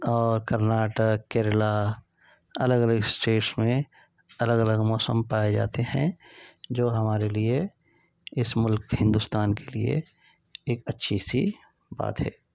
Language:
Urdu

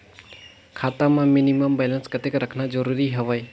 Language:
Chhattisgarhi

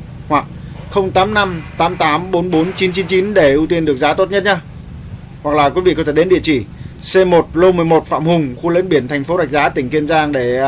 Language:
Vietnamese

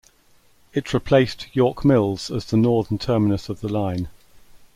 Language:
English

